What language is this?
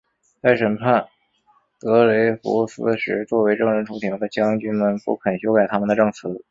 Chinese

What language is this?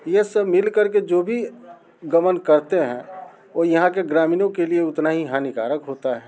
Hindi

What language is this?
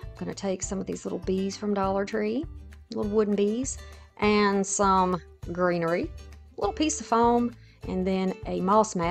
English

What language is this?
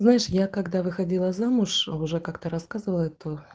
Russian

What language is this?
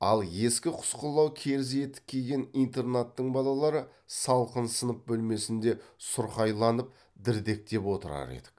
Kazakh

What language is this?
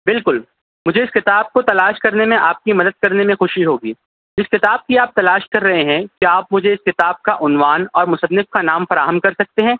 Urdu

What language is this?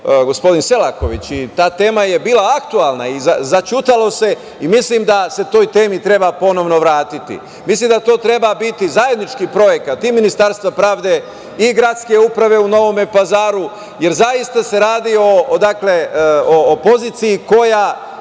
Serbian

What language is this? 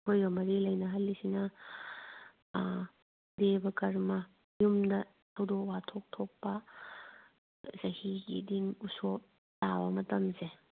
Manipuri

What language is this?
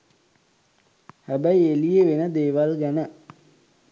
Sinhala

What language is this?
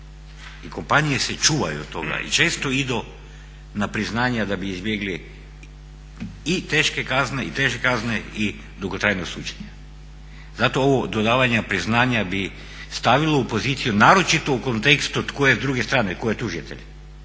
Croatian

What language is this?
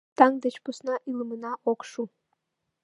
Mari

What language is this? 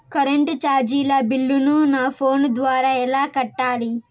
Telugu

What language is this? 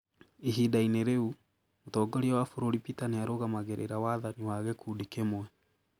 Kikuyu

